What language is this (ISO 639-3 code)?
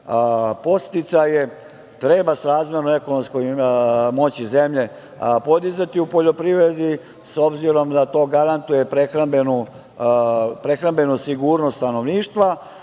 srp